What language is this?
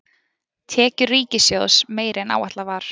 Icelandic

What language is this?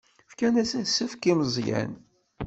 Kabyle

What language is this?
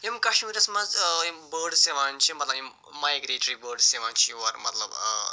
Kashmiri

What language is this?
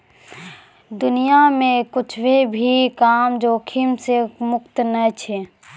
Maithili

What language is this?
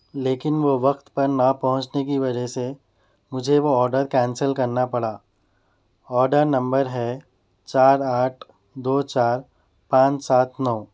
Urdu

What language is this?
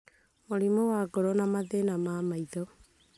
Kikuyu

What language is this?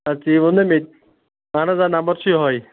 Kashmiri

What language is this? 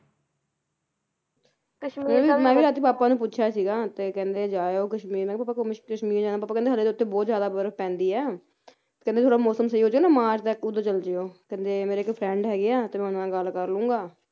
Punjabi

